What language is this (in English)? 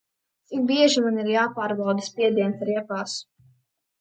Latvian